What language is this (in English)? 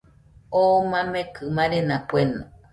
Nüpode Huitoto